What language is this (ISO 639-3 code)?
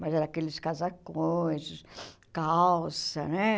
por